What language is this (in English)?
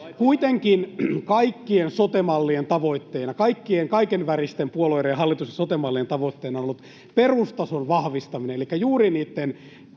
Finnish